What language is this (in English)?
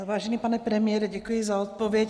Czech